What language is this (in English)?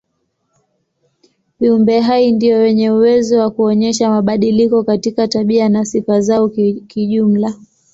Swahili